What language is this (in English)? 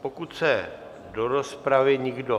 Czech